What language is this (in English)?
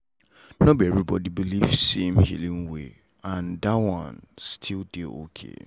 Nigerian Pidgin